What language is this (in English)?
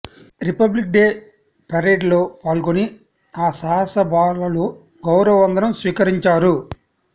Telugu